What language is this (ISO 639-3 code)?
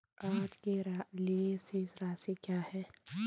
hin